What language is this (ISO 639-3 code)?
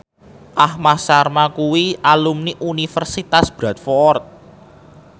jav